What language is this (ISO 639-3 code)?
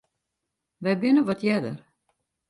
fry